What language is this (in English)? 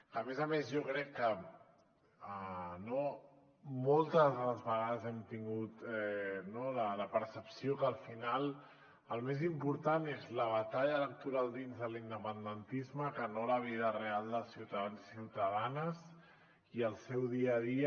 Catalan